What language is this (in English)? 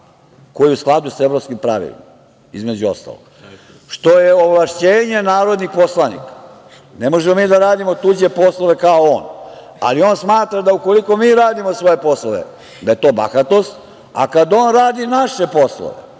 Serbian